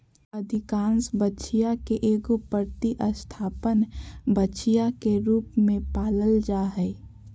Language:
Magahi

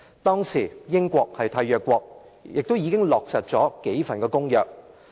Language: Cantonese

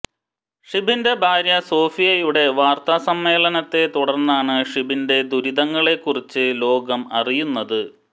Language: Malayalam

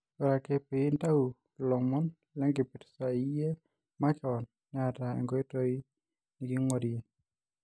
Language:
Masai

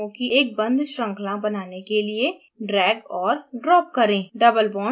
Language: Hindi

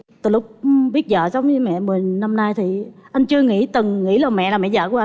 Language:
Vietnamese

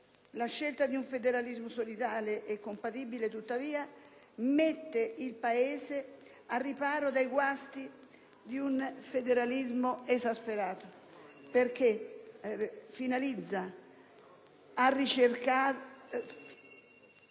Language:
Italian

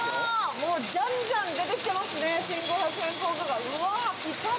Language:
Japanese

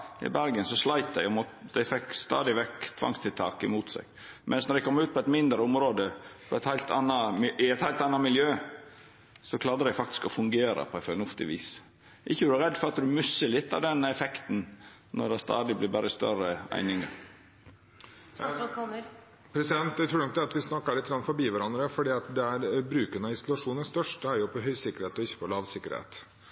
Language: Norwegian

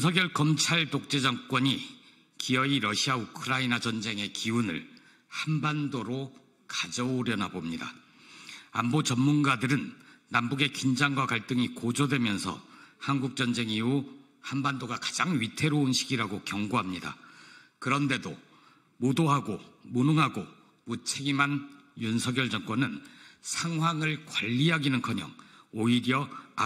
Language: Korean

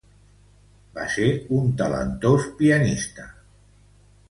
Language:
Catalan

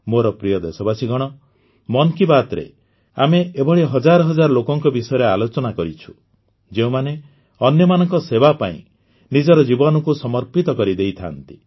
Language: Odia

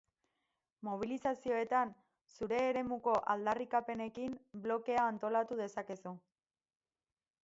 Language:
Basque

